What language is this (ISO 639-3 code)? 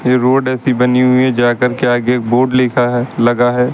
hin